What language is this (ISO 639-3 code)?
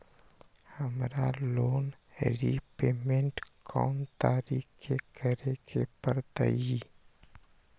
mag